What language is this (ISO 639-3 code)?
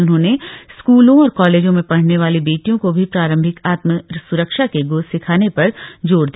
hin